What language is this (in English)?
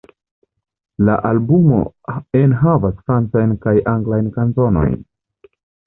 Esperanto